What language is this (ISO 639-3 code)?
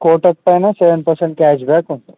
tel